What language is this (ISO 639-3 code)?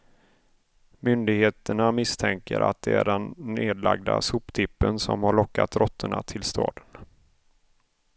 swe